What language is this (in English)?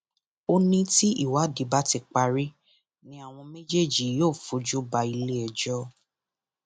Yoruba